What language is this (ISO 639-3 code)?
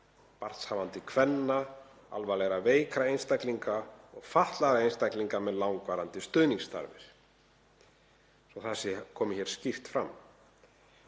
isl